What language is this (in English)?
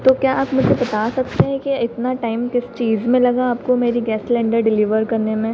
Hindi